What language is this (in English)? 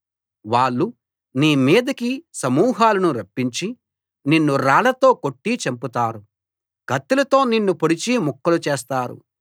Telugu